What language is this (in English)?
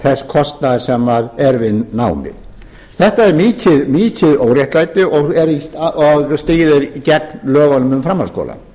Icelandic